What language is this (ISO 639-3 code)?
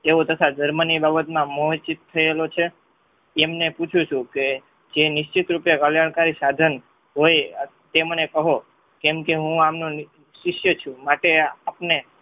guj